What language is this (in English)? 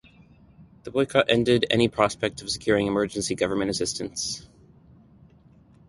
English